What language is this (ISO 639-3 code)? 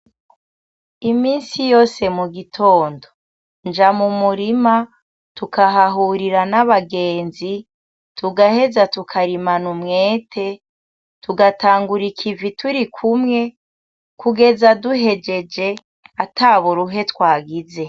run